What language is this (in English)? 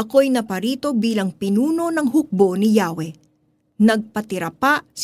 Filipino